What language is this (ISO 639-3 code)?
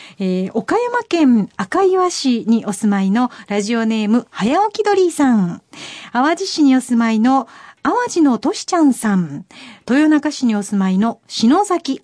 jpn